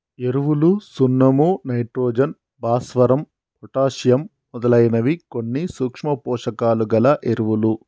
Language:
Telugu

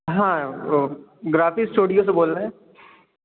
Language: Urdu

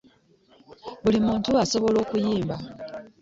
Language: Ganda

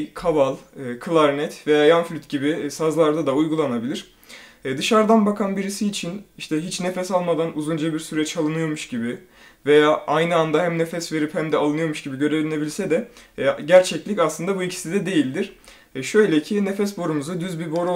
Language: Turkish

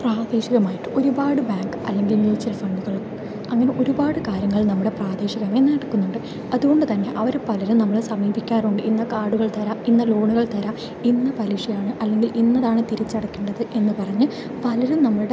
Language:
Malayalam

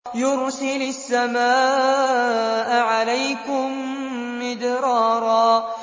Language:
Arabic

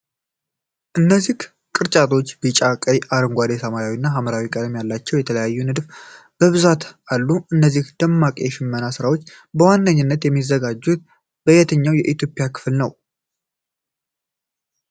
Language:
Amharic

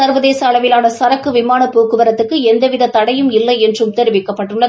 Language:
Tamil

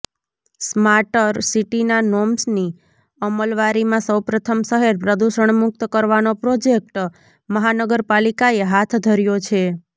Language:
Gujarati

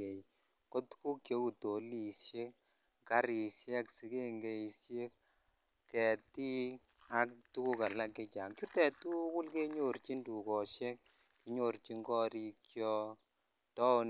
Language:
Kalenjin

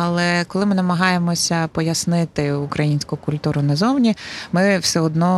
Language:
Ukrainian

